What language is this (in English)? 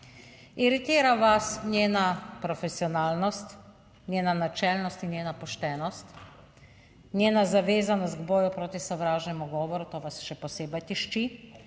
Slovenian